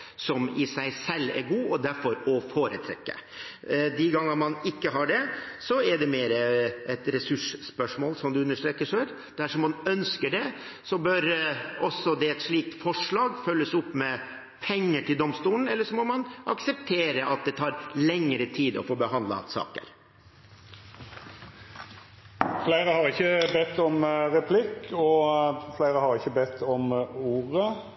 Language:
Norwegian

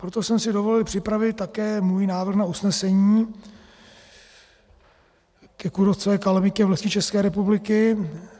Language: Czech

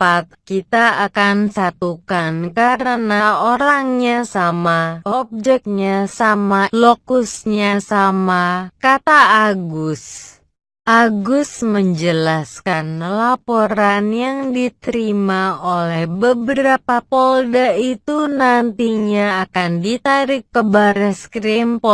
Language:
Indonesian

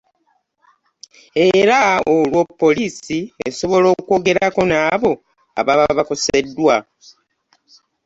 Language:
Ganda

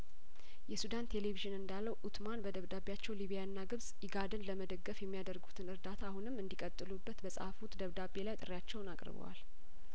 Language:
Amharic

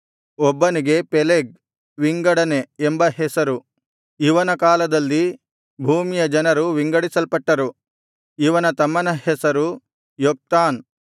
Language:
Kannada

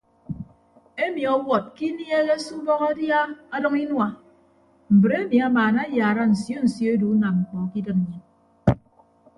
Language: Ibibio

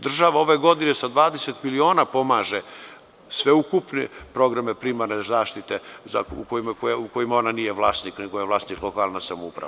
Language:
Serbian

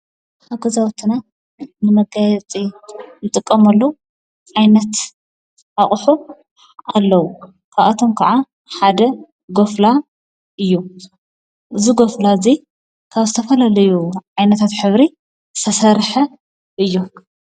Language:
Tigrinya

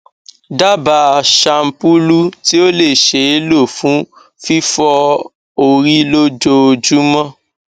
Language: Yoruba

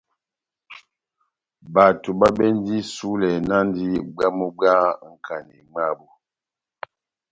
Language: Batanga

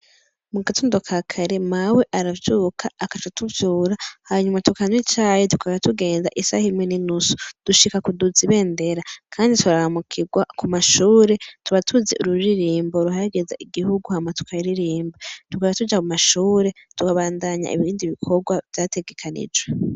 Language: Rundi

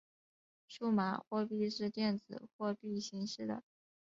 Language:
Chinese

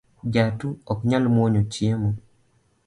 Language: Luo (Kenya and Tanzania)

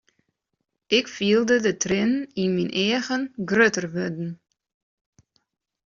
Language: Western Frisian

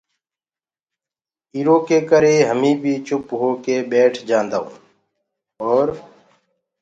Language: Gurgula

